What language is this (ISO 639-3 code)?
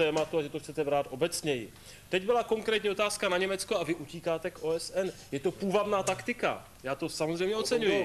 ces